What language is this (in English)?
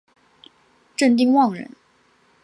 Chinese